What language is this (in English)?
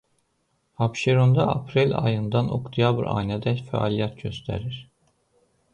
Azerbaijani